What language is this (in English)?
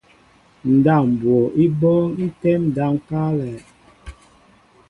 Mbo (Cameroon)